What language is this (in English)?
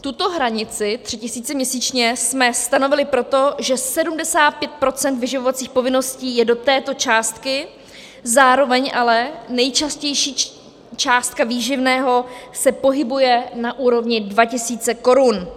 Czech